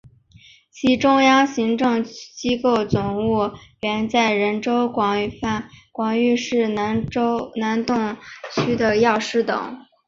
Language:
Chinese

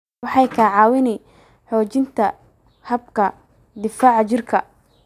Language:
Somali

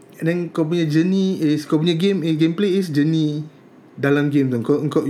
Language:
Malay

